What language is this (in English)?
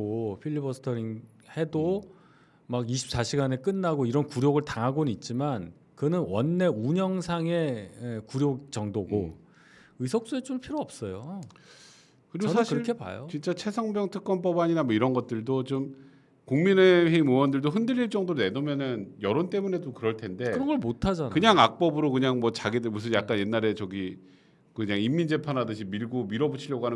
Korean